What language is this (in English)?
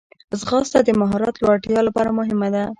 Pashto